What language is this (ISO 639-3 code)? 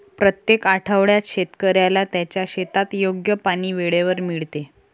mar